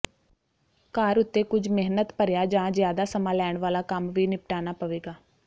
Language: Punjabi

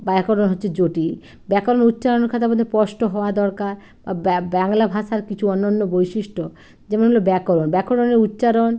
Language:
Bangla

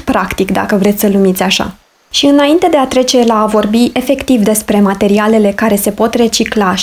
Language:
Romanian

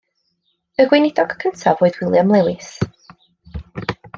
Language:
Welsh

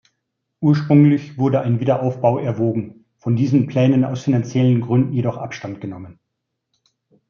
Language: German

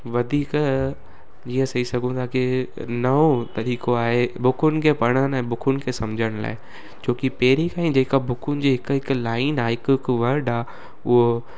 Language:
Sindhi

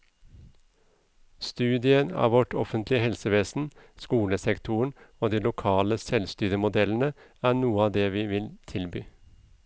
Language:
Norwegian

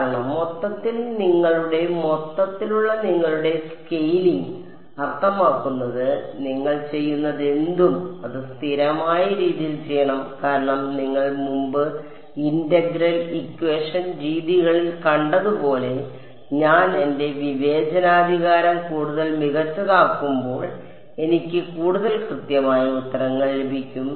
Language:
Malayalam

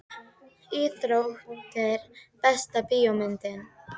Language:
Icelandic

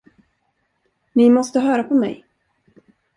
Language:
Swedish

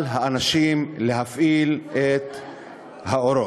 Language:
Hebrew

